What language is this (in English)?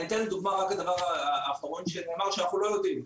Hebrew